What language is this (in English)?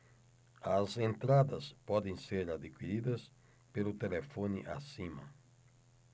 Portuguese